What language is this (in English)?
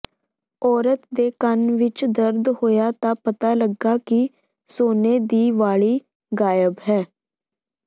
Punjabi